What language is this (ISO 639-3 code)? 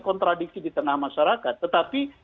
ind